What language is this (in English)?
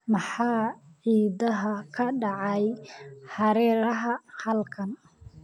Somali